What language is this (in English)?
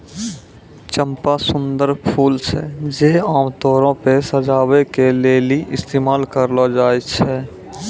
Maithili